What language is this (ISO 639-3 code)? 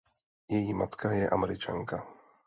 ces